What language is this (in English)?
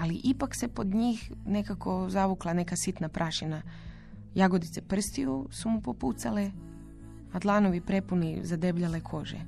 Croatian